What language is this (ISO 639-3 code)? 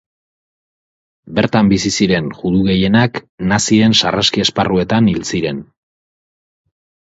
eus